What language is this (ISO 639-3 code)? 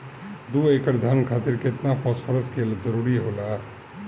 bho